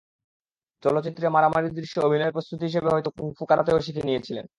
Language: Bangla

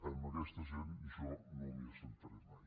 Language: Catalan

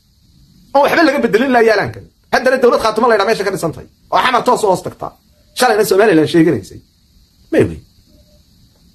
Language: Arabic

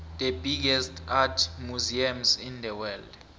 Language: South Ndebele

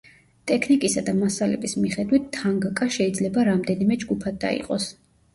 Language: Georgian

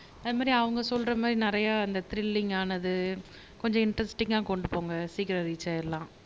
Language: Tamil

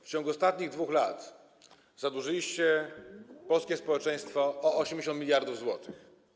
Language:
Polish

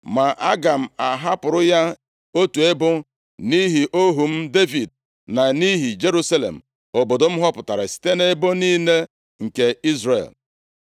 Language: Igbo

